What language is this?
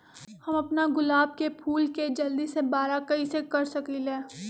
Magahi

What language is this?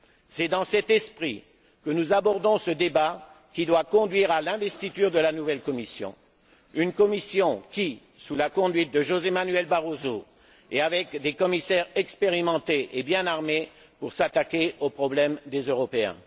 French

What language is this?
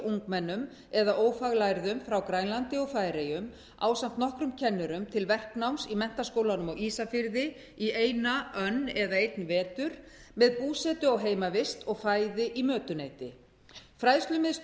Icelandic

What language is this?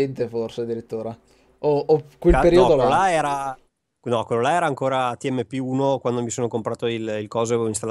Italian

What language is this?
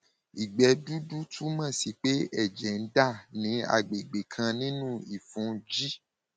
Yoruba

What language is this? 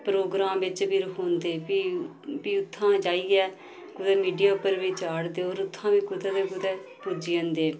Dogri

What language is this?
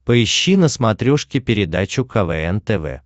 Russian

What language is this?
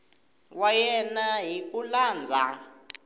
Tsonga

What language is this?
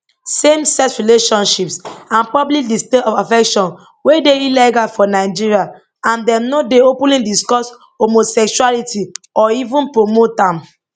Nigerian Pidgin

